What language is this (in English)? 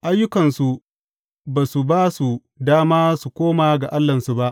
Hausa